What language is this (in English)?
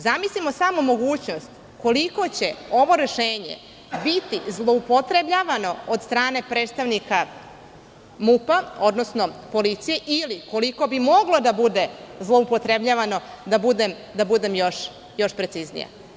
Serbian